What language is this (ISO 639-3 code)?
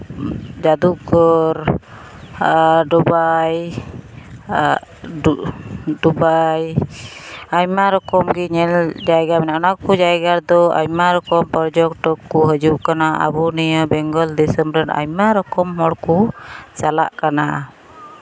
sat